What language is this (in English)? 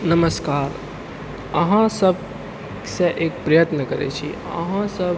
Maithili